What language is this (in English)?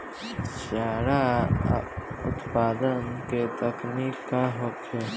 Bhojpuri